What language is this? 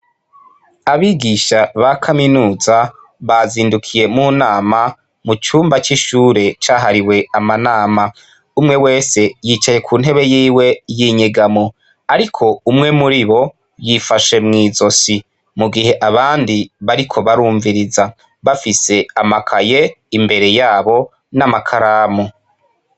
Rundi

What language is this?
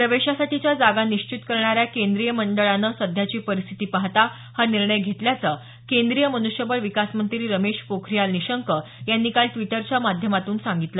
Marathi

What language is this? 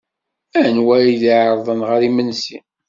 Kabyle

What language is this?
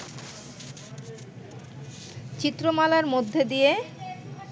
Bangla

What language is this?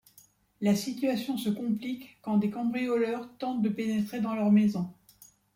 French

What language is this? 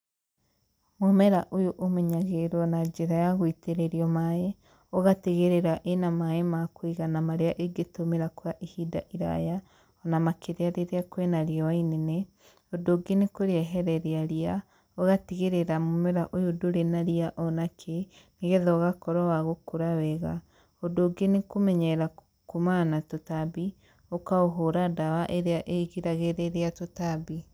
Kikuyu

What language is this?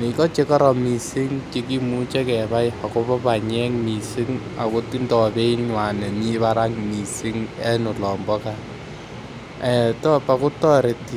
Kalenjin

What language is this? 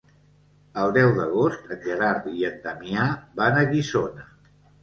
Catalan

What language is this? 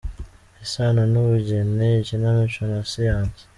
Kinyarwanda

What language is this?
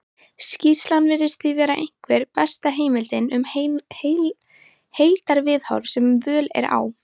Icelandic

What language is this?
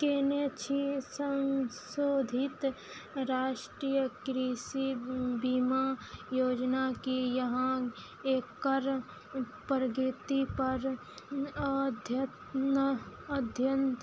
Maithili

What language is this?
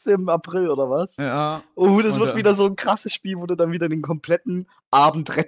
German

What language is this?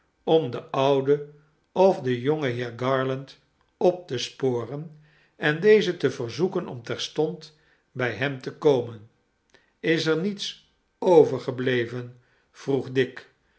Dutch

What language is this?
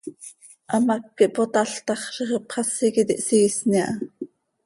Seri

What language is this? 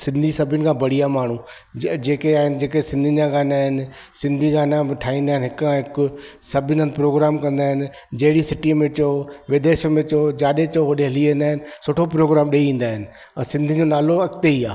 Sindhi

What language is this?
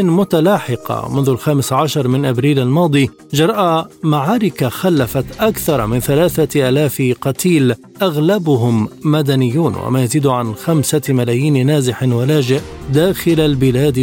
Arabic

